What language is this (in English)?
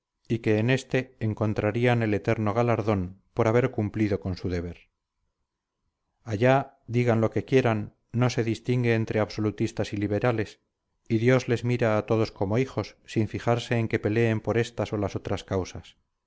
Spanish